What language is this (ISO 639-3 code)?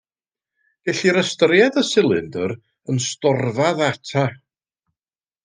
cym